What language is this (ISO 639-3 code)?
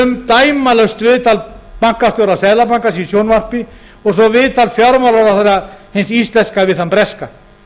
isl